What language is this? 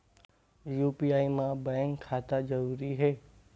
Chhattisgarhi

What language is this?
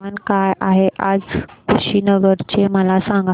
Marathi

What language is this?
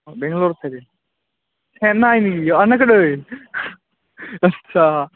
Assamese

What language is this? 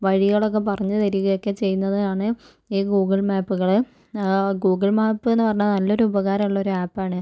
Malayalam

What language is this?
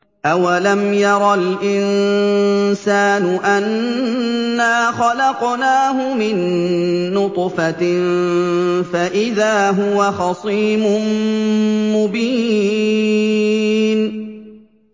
Arabic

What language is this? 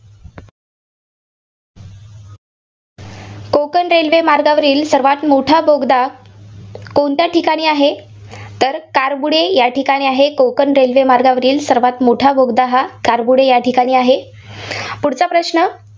Marathi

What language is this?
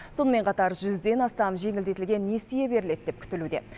Kazakh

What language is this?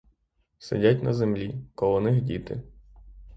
Ukrainian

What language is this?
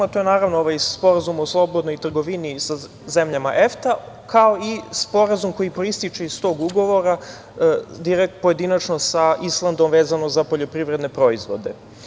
Serbian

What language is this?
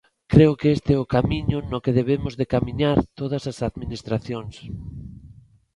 Galician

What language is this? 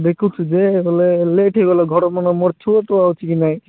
Odia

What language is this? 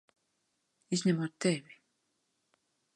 Latvian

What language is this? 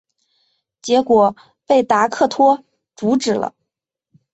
Chinese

